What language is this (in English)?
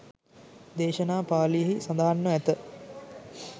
Sinhala